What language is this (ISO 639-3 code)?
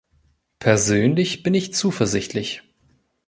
deu